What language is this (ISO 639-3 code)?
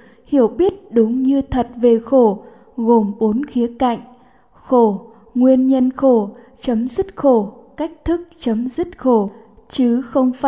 vie